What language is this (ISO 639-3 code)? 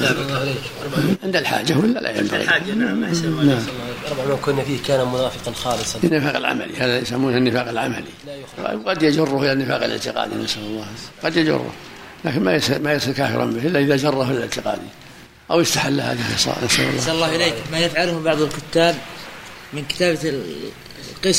ara